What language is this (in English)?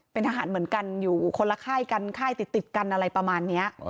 Thai